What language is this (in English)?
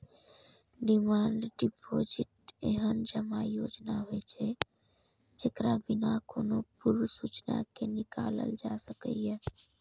Maithili